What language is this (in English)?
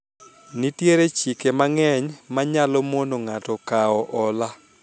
Luo (Kenya and Tanzania)